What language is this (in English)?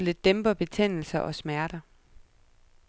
Danish